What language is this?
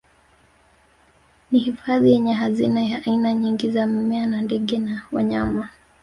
Swahili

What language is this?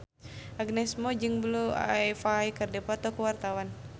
Sundanese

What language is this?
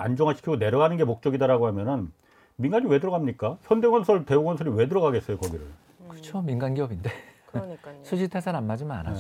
Korean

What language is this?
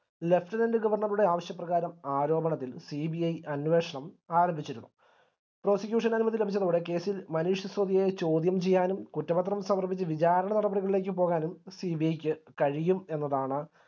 Malayalam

